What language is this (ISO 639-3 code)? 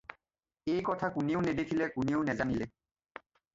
asm